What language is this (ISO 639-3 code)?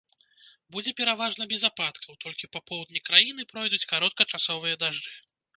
bel